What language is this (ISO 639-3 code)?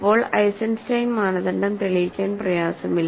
mal